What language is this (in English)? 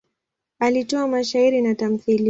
Swahili